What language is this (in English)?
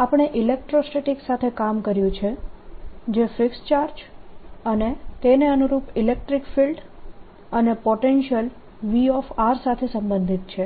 Gujarati